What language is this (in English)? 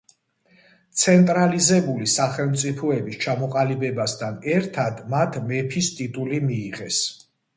Georgian